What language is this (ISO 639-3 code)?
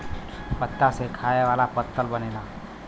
bho